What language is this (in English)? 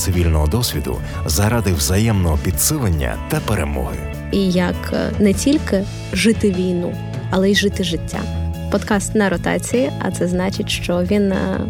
Ukrainian